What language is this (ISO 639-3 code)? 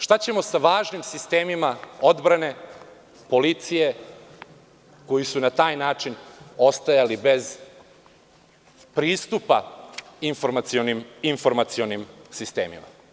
srp